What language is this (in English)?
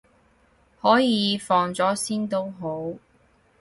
Cantonese